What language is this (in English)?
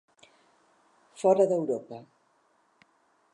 Catalan